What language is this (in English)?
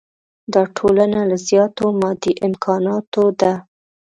Pashto